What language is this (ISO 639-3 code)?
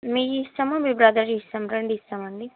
tel